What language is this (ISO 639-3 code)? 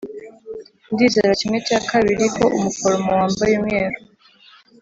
kin